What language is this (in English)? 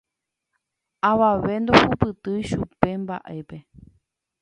Guarani